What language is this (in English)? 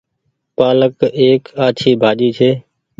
Goaria